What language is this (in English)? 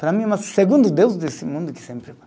Portuguese